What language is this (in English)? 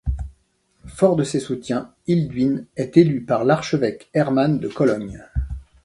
French